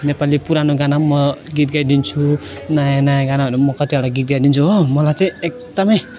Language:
Nepali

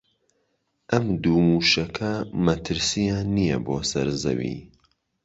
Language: Central Kurdish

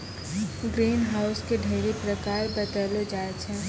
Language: Maithili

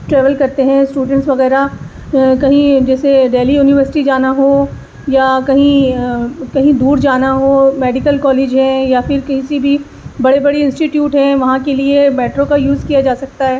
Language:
Urdu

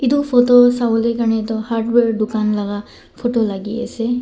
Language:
Naga Pidgin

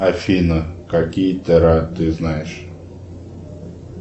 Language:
Russian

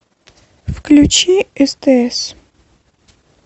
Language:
Russian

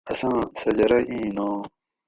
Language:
Gawri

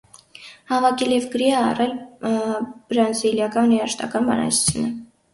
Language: Armenian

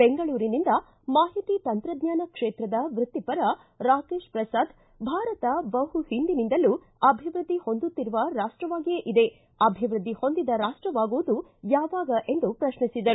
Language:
Kannada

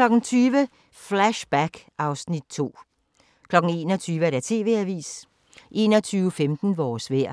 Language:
Danish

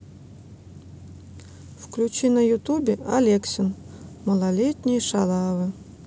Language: Russian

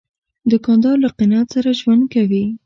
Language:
Pashto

